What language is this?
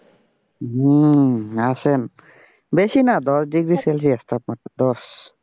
Bangla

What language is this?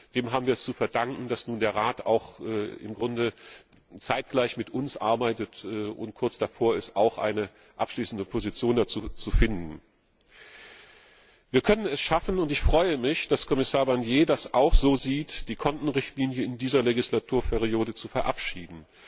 German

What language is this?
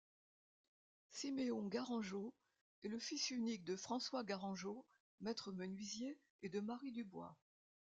French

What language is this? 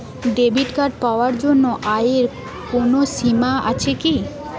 Bangla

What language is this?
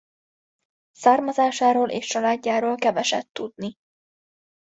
Hungarian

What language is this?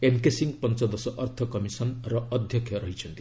Odia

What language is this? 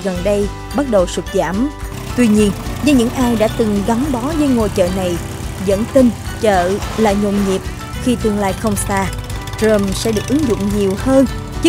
Vietnamese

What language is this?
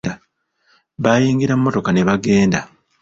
Ganda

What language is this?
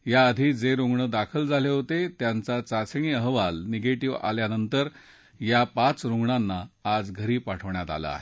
Marathi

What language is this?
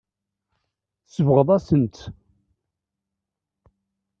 Kabyle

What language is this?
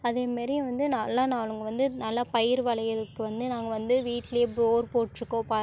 Tamil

